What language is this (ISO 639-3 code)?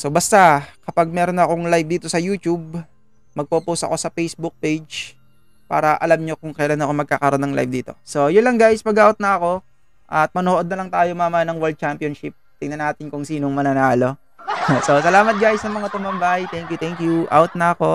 fil